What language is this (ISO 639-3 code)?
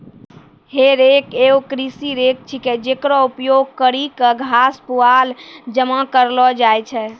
mai